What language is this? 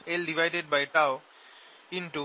Bangla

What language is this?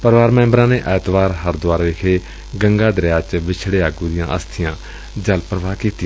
Punjabi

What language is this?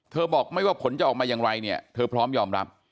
Thai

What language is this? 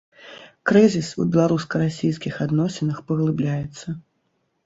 Belarusian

